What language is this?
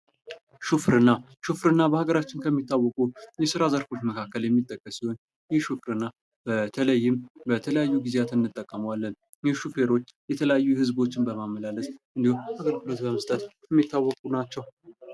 Amharic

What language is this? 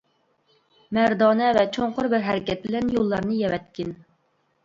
Uyghur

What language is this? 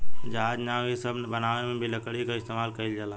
Bhojpuri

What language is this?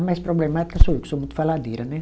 Portuguese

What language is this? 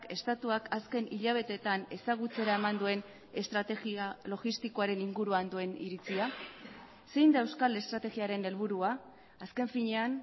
Basque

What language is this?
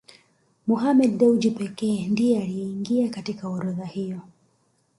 Swahili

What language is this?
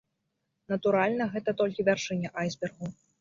Belarusian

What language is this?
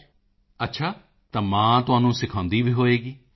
Punjabi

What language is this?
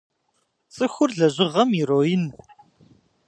Kabardian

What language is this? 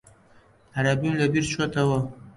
Central Kurdish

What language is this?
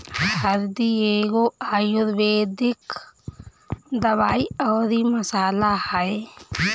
Bhojpuri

